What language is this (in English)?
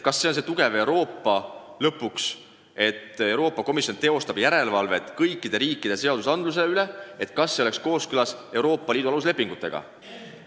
Estonian